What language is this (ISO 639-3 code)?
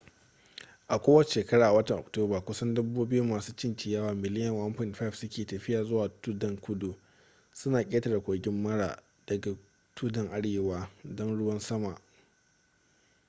hau